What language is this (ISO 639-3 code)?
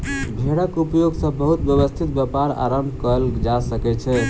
mai